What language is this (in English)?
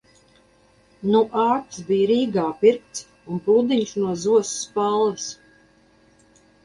Latvian